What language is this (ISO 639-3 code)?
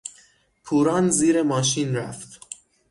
fas